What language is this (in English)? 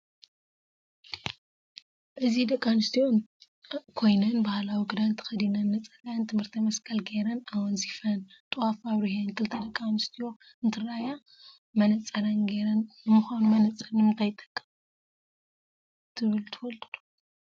Tigrinya